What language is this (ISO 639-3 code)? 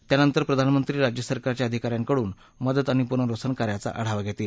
mar